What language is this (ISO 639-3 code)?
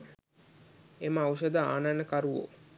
sin